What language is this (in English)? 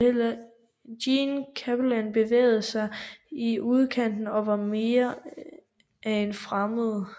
Danish